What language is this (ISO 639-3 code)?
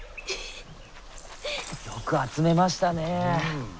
jpn